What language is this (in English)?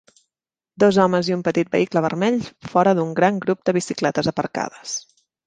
Catalan